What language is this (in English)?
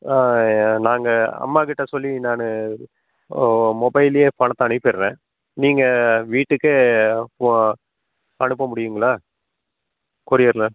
Tamil